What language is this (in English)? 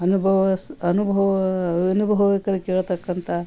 Kannada